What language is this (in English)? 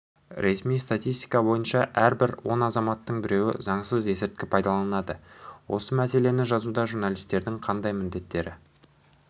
Kazakh